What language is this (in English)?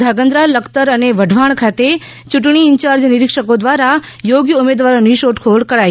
Gujarati